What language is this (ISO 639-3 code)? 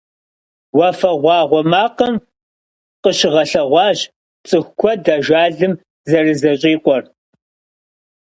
kbd